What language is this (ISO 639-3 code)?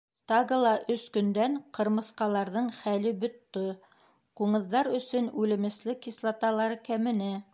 bak